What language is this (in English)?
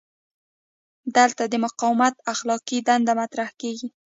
Pashto